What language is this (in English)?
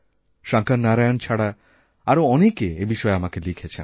Bangla